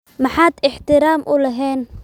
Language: Somali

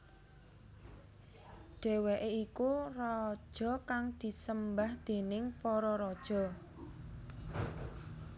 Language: Javanese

